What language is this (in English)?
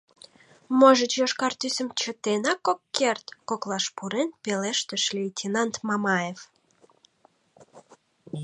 Mari